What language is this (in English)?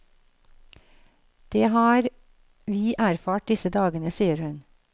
Norwegian